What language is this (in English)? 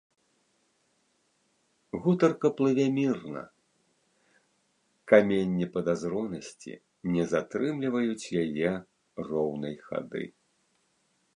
Belarusian